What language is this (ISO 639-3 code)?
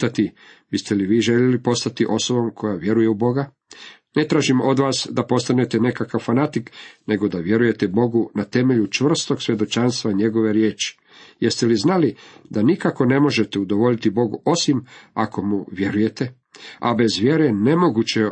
hrv